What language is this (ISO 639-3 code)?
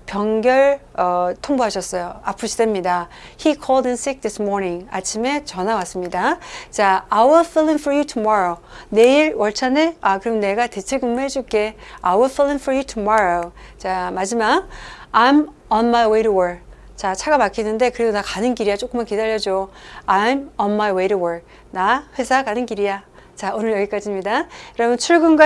kor